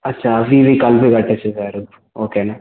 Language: Telugu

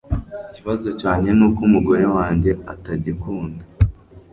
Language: Kinyarwanda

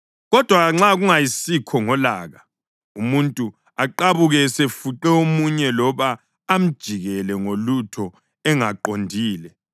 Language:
North Ndebele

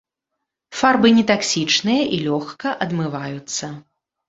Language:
Belarusian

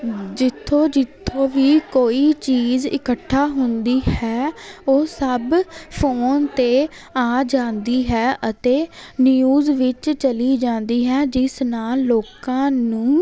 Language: Punjabi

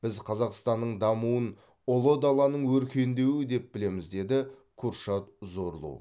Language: Kazakh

